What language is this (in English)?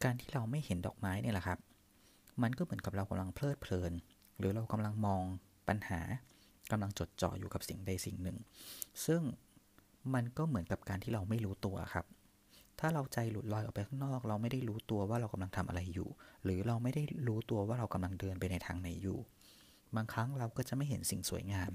Thai